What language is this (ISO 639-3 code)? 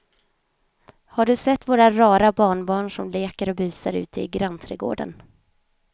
swe